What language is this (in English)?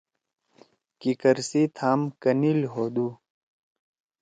Torwali